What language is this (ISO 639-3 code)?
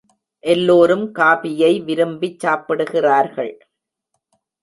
tam